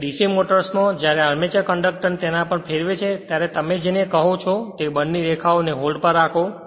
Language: Gujarati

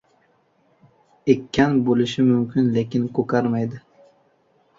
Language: Uzbek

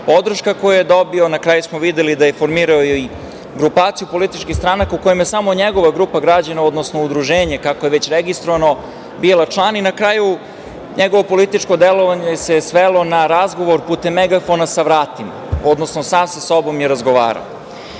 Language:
Serbian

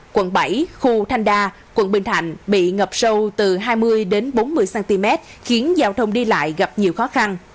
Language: Vietnamese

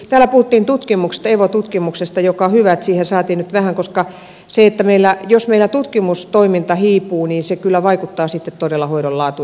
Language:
Finnish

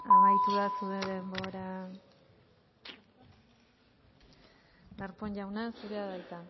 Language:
Basque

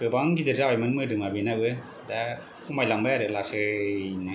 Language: Bodo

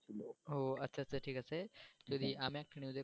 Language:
Bangla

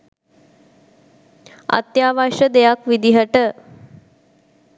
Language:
Sinhala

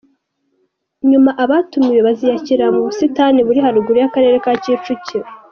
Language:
Kinyarwanda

